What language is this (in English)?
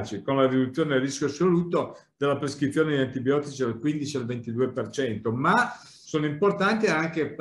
Italian